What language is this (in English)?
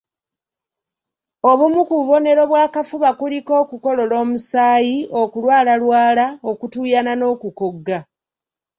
Ganda